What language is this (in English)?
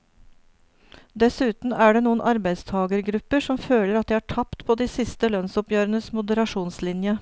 Norwegian